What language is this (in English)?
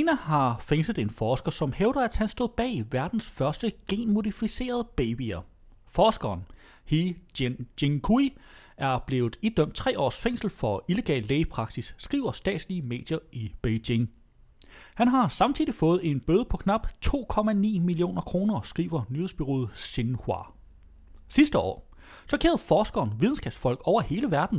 Danish